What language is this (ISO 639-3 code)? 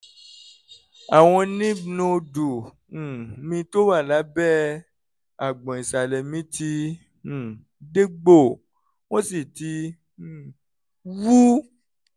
yor